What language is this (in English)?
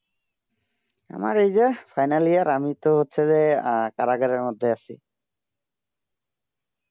Bangla